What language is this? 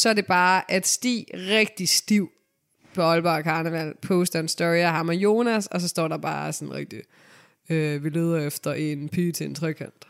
Danish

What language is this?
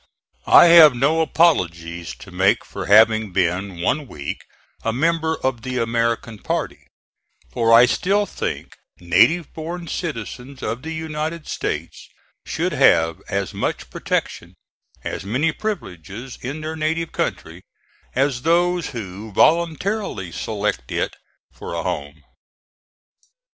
English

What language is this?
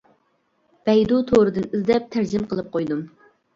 Uyghur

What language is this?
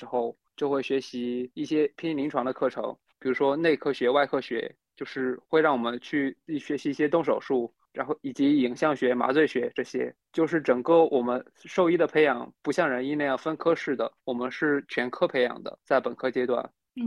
Chinese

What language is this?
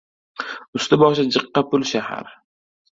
Uzbek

